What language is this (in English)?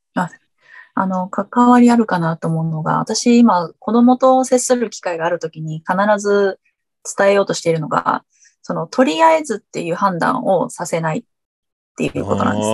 Japanese